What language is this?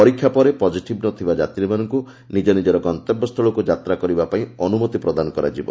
Odia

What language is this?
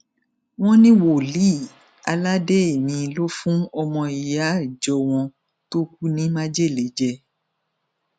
Yoruba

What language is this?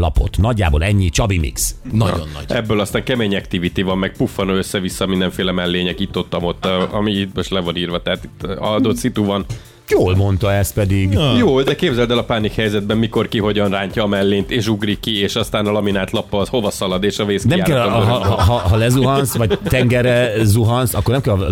Hungarian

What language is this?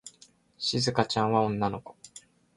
Japanese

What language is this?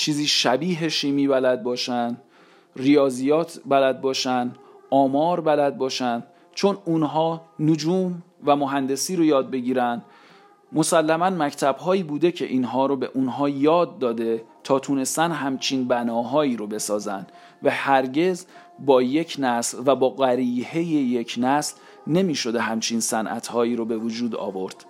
Persian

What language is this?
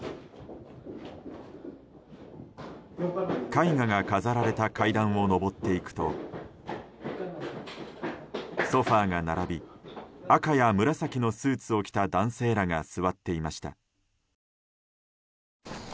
Japanese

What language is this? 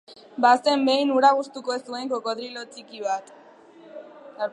Basque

